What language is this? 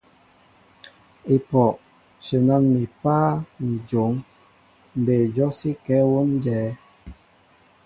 Mbo (Cameroon)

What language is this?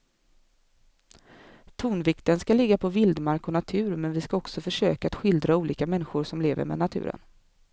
Swedish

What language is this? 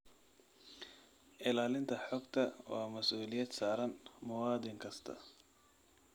Somali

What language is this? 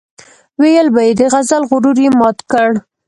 Pashto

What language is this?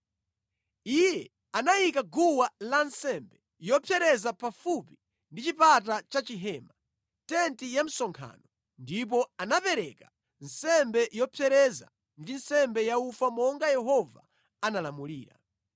Nyanja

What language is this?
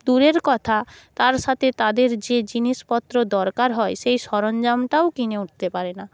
Bangla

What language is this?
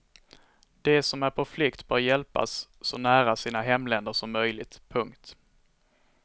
Swedish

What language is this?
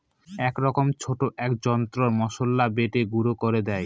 Bangla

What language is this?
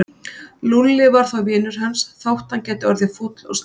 Icelandic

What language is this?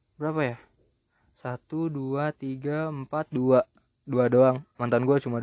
Indonesian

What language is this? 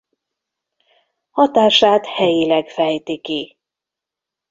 Hungarian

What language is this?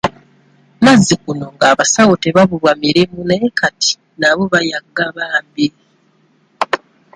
Ganda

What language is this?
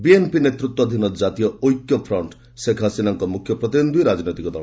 Odia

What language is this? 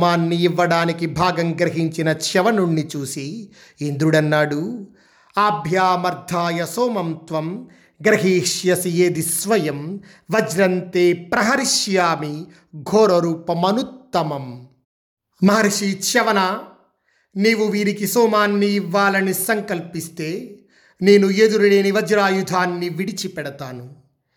Telugu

